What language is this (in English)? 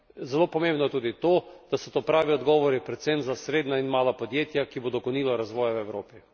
Slovenian